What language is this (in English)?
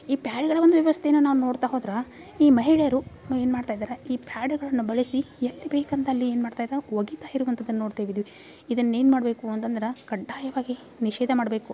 Kannada